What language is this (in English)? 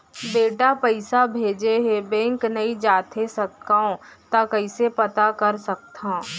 Chhattisgarhi